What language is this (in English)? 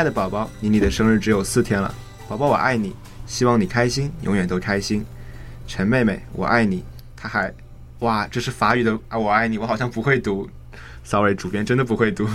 Chinese